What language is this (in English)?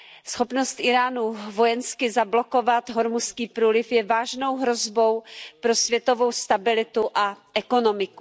Czech